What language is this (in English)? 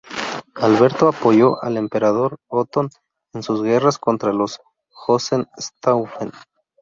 Spanish